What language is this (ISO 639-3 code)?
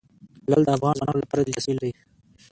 pus